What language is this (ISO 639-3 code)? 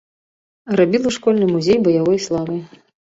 bel